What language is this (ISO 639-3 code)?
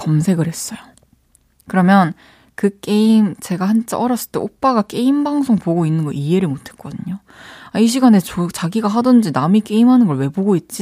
kor